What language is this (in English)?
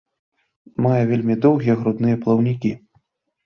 Belarusian